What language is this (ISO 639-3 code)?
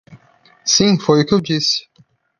por